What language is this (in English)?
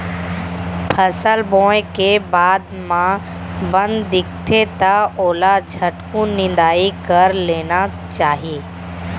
Chhattisgarhi